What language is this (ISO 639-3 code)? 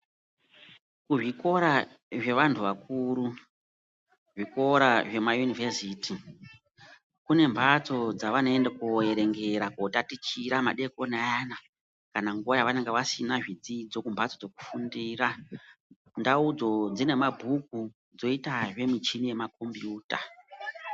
ndc